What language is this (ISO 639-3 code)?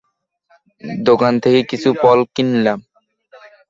ben